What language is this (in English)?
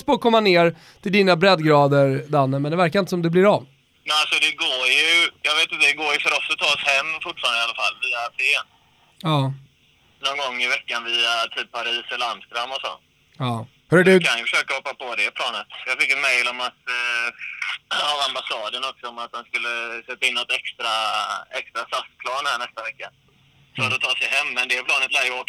Swedish